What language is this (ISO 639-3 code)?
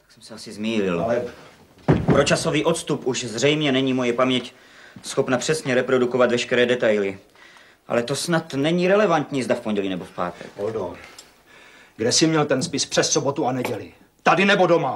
ces